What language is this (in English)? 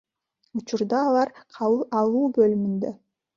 Kyrgyz